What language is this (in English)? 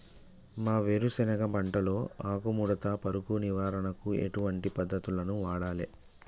Telugu